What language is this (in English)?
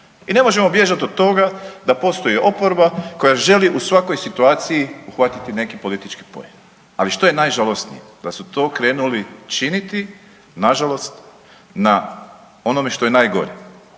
Croatian